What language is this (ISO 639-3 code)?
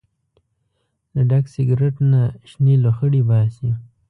pus